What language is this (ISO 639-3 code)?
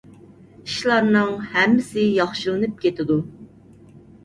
uig